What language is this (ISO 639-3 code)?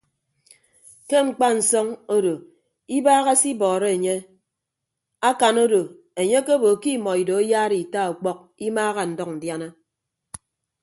ibb